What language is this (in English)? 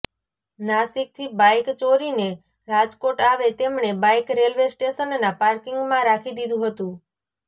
Gujarati